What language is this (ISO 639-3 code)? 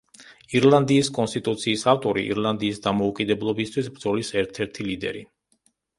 kat